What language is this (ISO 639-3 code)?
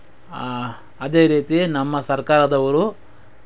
kan